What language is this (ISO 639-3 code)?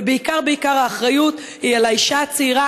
heb